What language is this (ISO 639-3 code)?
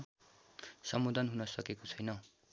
nep